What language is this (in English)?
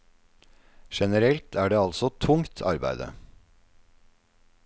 Norwegian